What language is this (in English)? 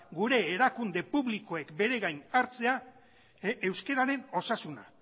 Basque